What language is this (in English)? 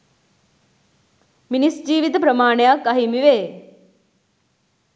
Sinhala